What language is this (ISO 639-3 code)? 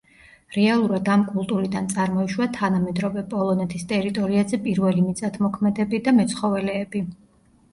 kat